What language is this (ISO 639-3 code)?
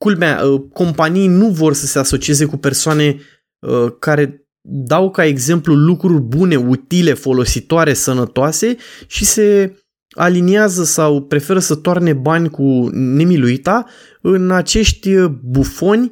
ron